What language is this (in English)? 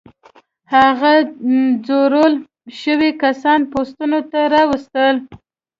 Pashto